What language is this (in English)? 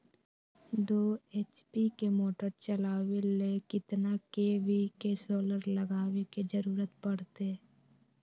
Magahi